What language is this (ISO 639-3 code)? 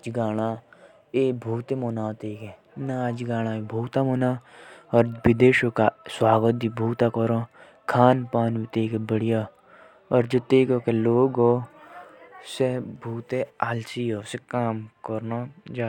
jns